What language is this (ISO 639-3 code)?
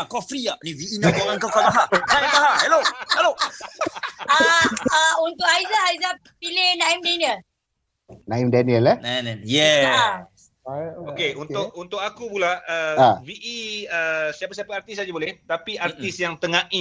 msa